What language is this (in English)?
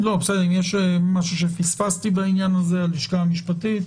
Hebrew